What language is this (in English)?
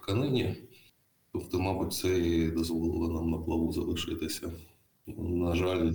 Ukrainian